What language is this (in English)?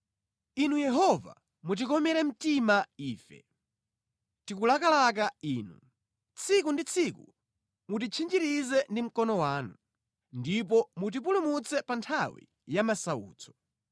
Nyanja